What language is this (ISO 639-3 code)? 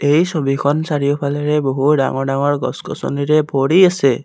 asm